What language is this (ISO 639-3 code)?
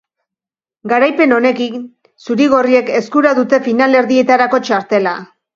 eus